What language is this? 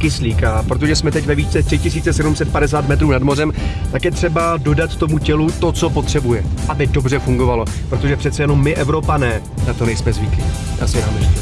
Czech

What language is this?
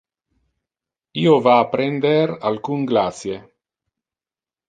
Interlingua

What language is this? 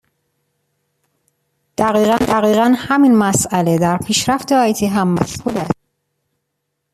Persian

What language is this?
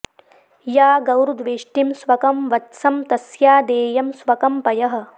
Sanskrit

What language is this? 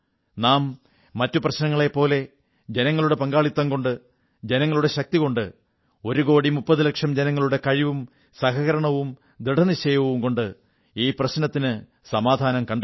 Malayalam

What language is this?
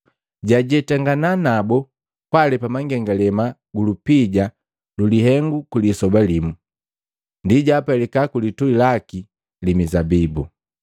Matengo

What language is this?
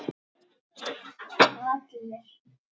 Icelandic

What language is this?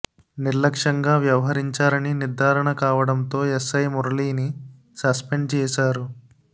Telugu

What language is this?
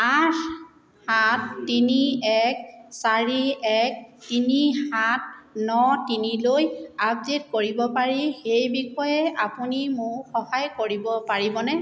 Assamese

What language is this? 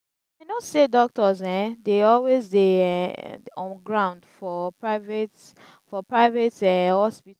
Nigerian Pidgin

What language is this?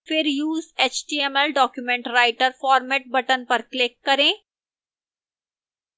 Hindi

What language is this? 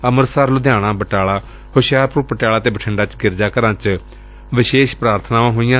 Punjabi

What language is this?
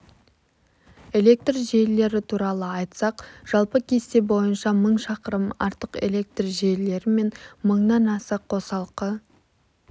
Kazakh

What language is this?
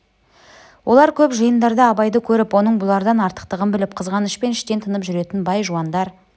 Kazakh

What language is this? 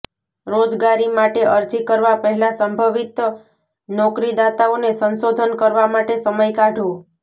Gujarati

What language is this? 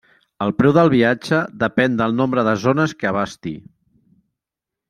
Catalan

